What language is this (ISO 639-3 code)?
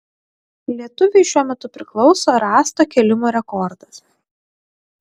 lit